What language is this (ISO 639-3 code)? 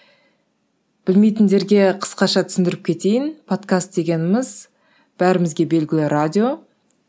kaz